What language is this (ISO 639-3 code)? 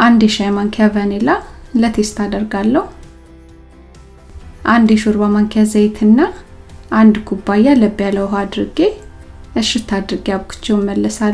amh